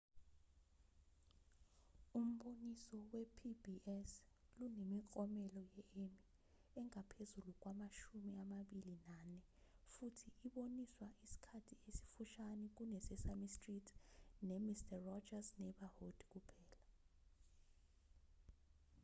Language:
Zulu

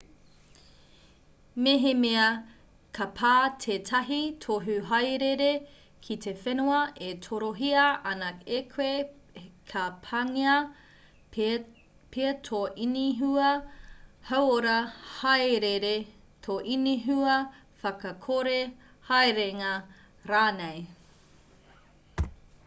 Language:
Māori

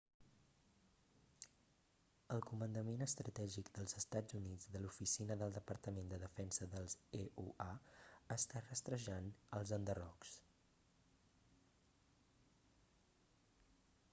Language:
Catalan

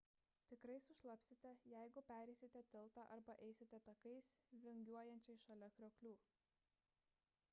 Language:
Lithuanian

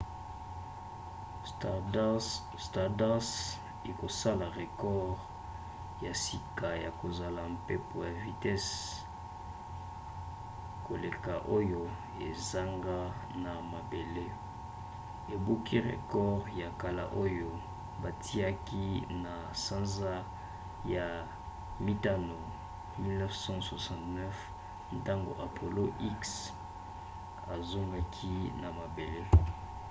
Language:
Lingala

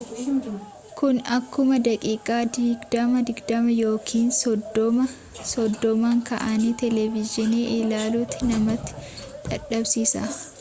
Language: Oromo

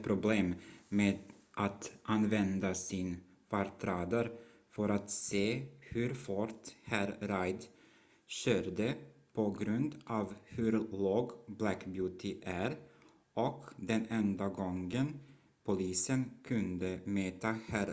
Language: Swedish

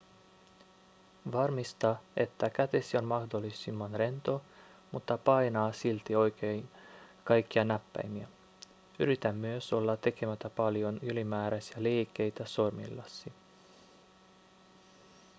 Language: Finnish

